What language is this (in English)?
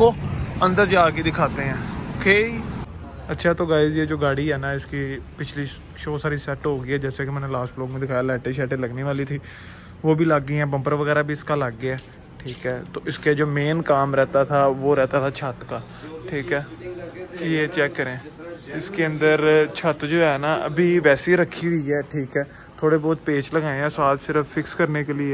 Hindi